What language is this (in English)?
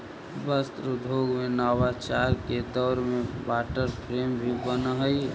Magahi